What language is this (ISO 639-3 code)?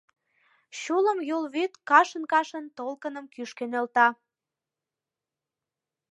chm